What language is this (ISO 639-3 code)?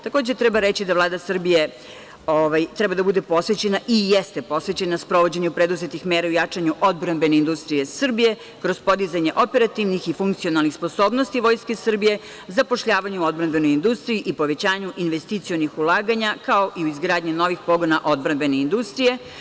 srp